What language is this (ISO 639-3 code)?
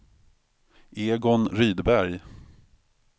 swe